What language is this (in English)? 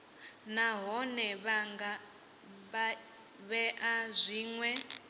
Venda